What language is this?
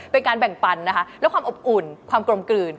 Thai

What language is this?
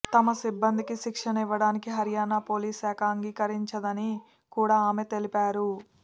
Telugu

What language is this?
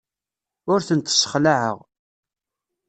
Kabyle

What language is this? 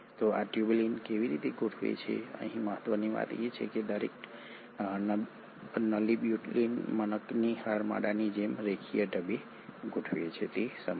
Gujarati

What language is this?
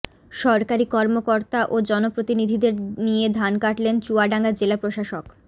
Bangla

